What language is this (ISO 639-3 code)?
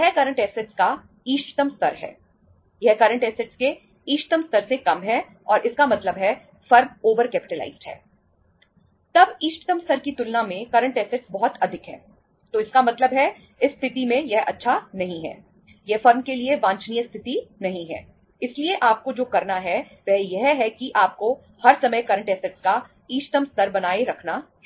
hin